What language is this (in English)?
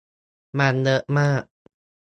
Thai